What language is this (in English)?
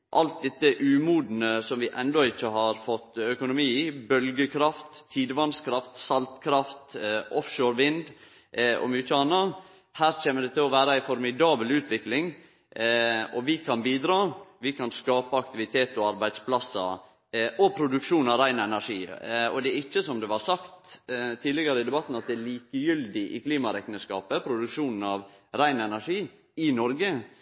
Norwegian Nynorsk